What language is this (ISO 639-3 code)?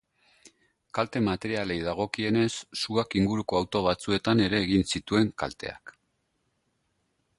eus